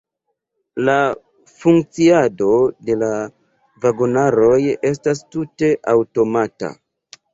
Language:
Esperanto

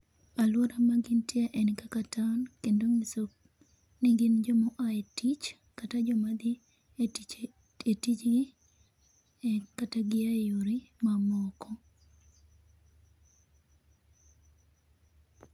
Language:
Luo (Kenya and Tanzania)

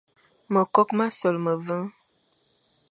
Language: Fang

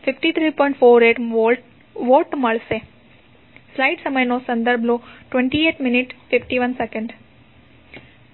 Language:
Gujarati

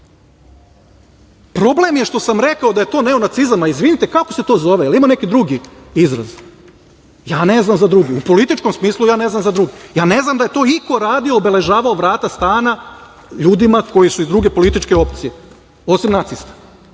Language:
Serbian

